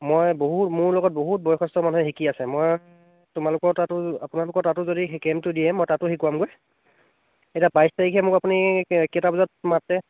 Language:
Assamese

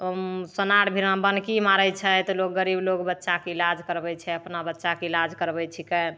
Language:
Maithili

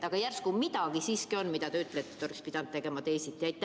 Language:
Estonian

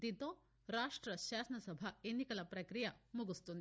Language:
Telugu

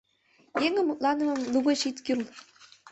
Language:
Mari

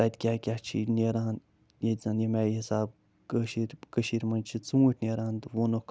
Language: Kashmiri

